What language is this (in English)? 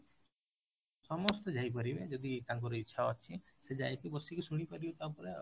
Odia